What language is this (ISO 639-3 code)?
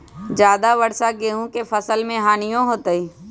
mag